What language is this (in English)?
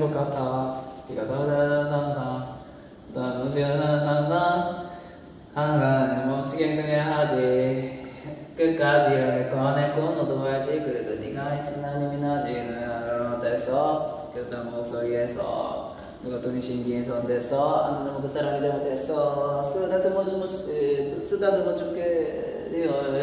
Korean